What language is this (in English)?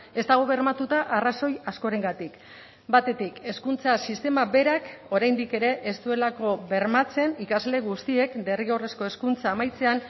Basque